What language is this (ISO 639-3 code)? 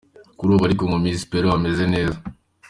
kin